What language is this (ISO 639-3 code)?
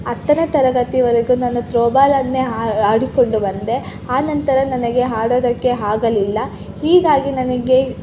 kan